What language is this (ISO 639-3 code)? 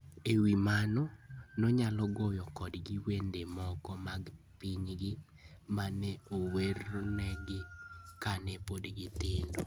luo